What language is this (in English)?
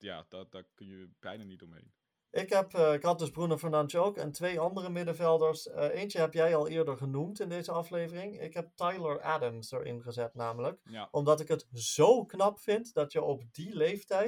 Dutch